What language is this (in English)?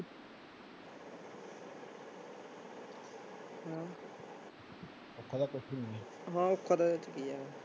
Punjabi